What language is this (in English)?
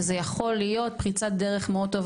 Hebrew